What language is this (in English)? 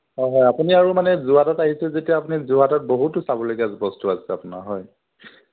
Assamese